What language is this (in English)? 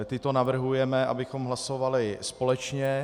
Czech